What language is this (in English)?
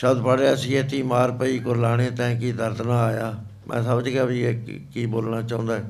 Punjabi